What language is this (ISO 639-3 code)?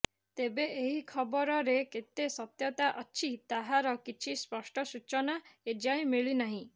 ori